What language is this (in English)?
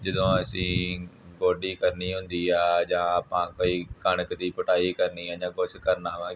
Punjabi